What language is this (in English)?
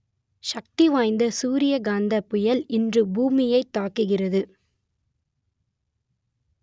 Tamil